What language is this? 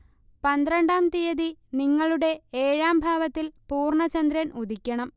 Malayalam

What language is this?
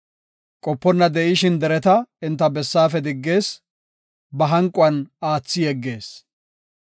Gofa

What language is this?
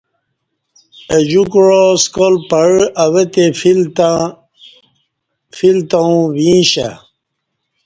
Kati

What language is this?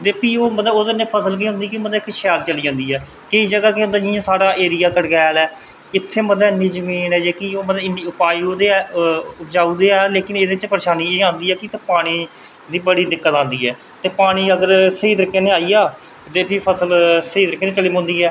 Dogri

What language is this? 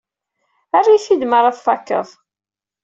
Kabyle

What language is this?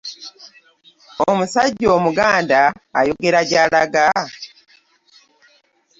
Ganda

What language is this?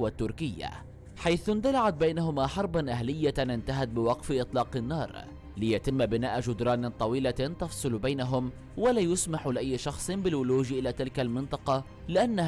Arabic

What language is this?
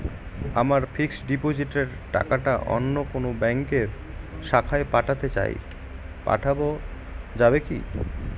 Bangla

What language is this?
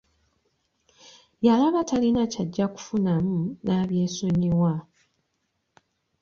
Ganda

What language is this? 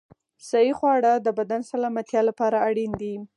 Pashto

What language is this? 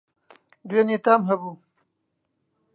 Central Kurdish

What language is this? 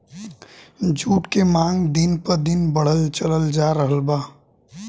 Bhojpuri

